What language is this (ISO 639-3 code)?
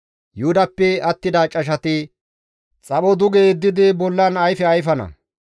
gmv